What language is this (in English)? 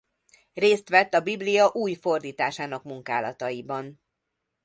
Hungarian